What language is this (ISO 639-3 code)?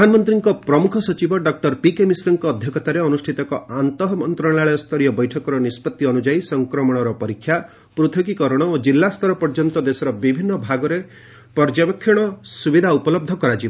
ori